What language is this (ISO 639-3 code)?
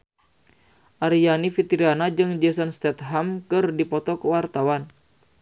sun